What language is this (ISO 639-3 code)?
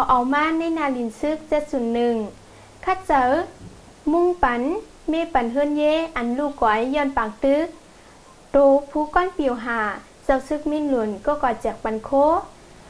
tha